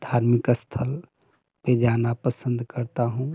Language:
Hindi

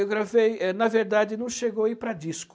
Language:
Portuguese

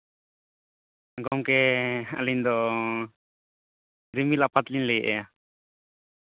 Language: Santali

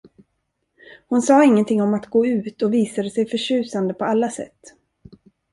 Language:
Swedish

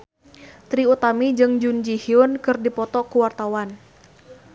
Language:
Sundanese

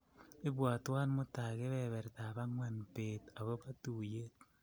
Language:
Kalenjin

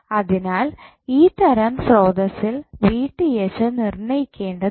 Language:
Malayalam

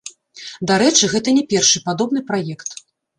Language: Belarusian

